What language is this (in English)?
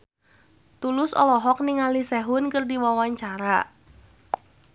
Sundanese